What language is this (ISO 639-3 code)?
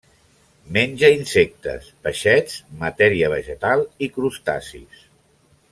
cat